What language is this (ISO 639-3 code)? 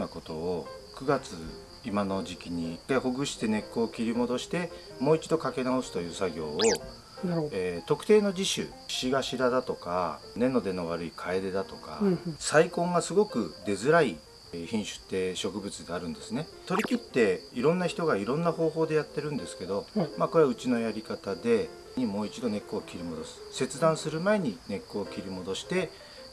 jpn